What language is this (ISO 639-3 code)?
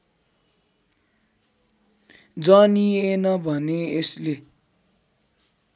nep